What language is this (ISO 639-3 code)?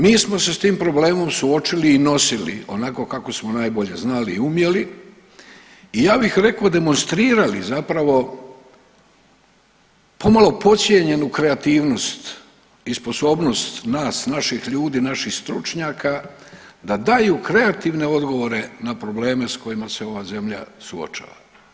hrv